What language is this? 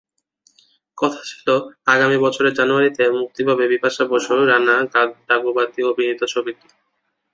Bangla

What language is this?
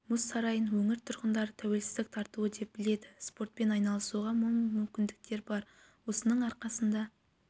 Kazakh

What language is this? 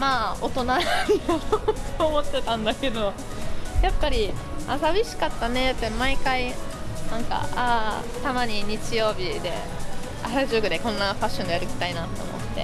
Japanese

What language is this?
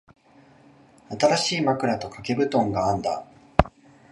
Japanese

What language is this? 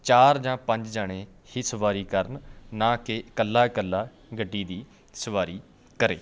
Punjabi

